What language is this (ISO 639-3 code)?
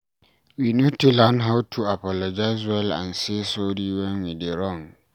pcm